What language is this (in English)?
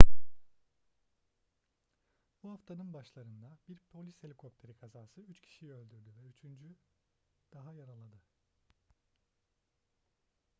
Turkish